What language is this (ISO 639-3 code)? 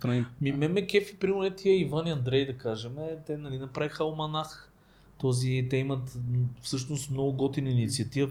bul